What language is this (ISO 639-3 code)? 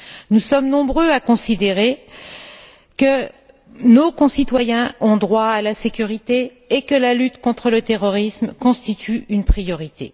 fra